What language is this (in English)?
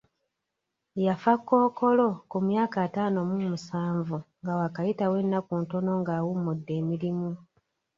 Ganda